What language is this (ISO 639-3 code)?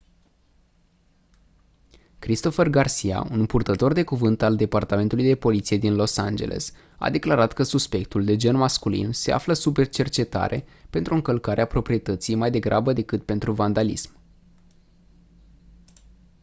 ron